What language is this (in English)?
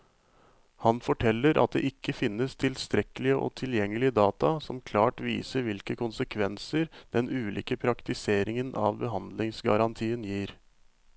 Norwegian